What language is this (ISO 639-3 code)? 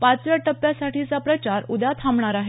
mar